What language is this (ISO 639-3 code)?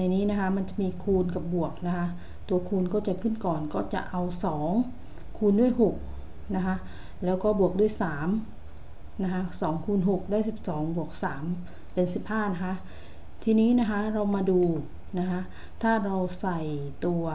tha